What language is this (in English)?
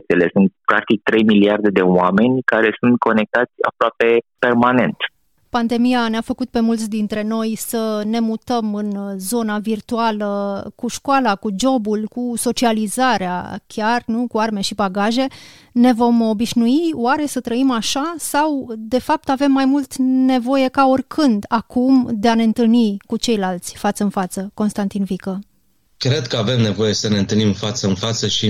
Romanian